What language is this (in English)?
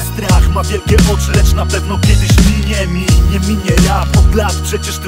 Polish